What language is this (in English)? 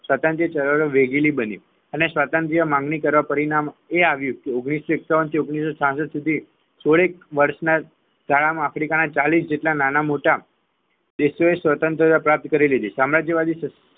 Gujarati